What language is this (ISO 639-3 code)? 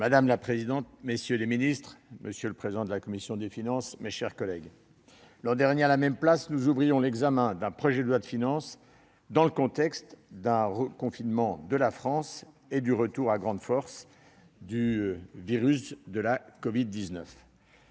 fra